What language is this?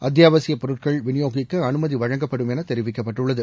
Tamil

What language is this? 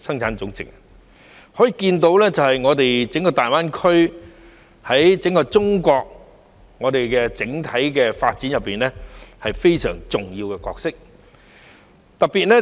Cantonese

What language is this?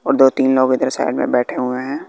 Hindi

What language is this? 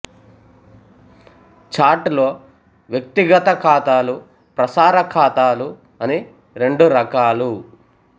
Telugu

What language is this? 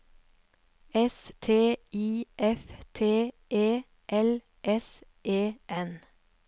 Norwegian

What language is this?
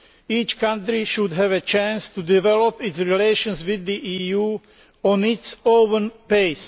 English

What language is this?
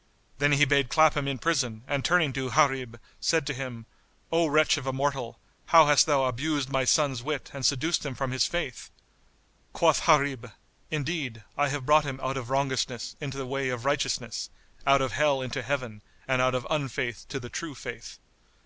English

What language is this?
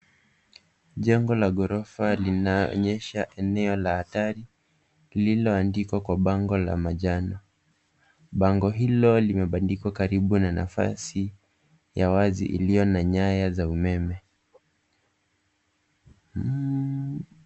Swahili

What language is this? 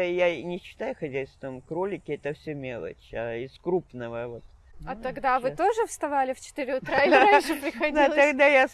Russian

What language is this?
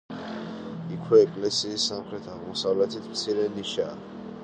Georgian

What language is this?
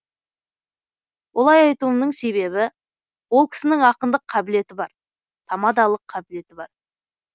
Kazakh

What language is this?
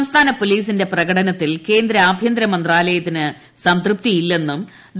Malayalam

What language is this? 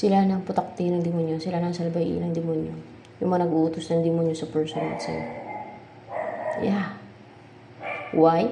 Filipino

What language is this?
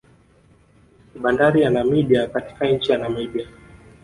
Swahili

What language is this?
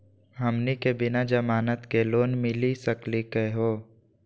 Magahi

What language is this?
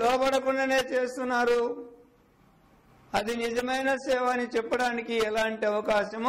Hindi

